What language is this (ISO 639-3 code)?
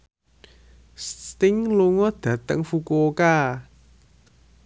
jav